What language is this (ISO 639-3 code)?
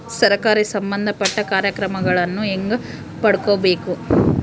kan